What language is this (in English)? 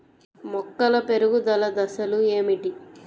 Telugu